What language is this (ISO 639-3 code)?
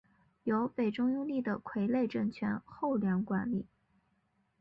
zho